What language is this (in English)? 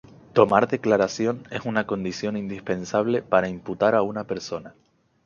Spanish